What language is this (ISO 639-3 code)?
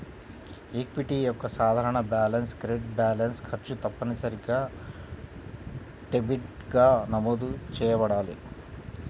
tel